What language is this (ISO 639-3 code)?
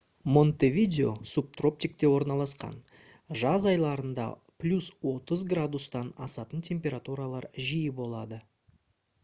kaz